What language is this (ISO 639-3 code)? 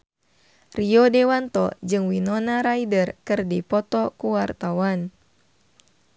sun